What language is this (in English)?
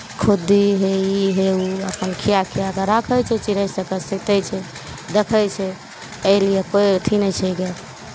Maithili